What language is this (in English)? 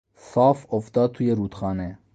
Persian